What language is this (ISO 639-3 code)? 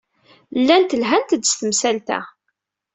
kab